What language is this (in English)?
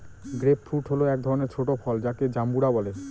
Bangla